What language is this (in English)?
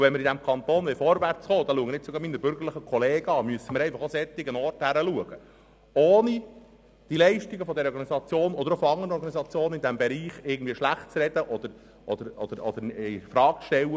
Swiss German